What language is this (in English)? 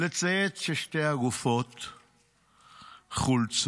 Hebrew